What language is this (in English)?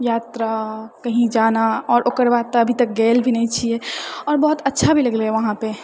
Maithili